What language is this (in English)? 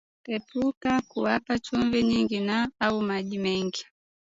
Swahili